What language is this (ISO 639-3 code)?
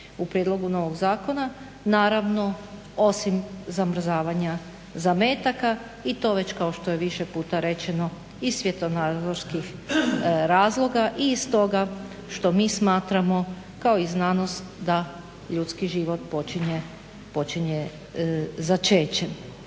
hrv